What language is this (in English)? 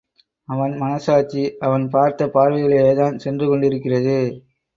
Tamil